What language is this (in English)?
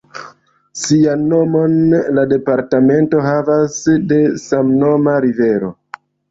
Esperanto